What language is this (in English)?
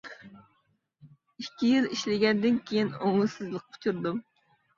Uyghur